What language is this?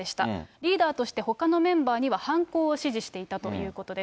Japanese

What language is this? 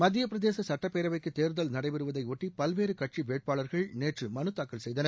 Tamil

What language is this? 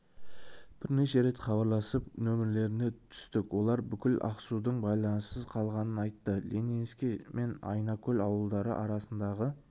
Kazakh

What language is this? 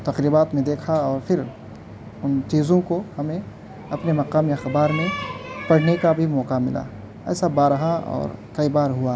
Urdu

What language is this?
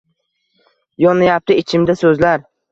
Uzbek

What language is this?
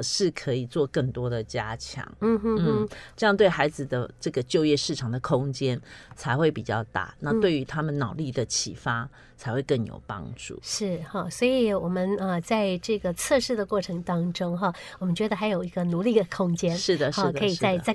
Chinese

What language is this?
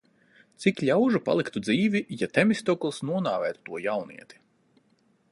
Latvian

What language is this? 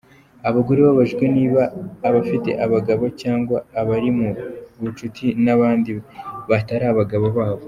Kinyarwanda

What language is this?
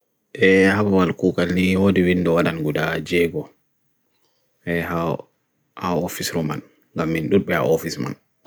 Bagirmi Fulfulde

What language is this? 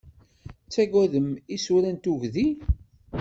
Kabyle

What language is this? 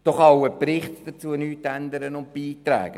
Swiss German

